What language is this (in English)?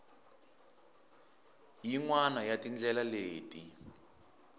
Tsonga